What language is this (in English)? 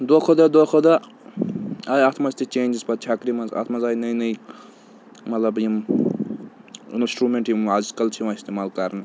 Kashmiri